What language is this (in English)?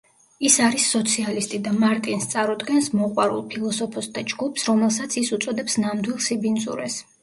Georgian